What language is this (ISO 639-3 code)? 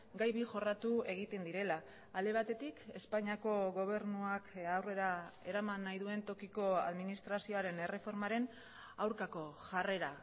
eus